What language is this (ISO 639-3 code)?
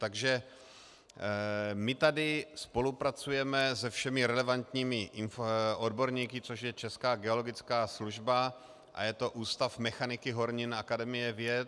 ces